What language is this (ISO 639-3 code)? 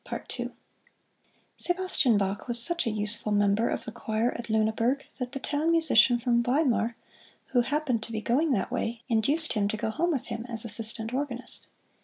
eng